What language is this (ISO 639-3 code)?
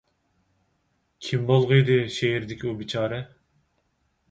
uig